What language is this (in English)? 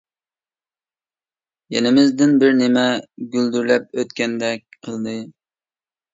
Uyghur